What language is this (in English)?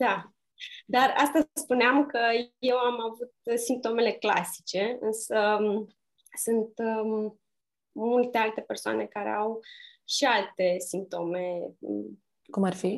Romanian